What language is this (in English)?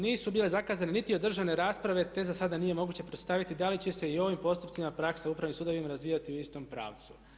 Croatian